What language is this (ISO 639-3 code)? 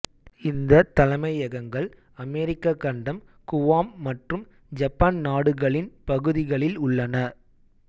tam